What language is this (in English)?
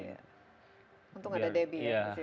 Indonesian